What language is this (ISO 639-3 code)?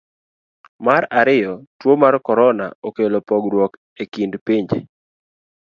luo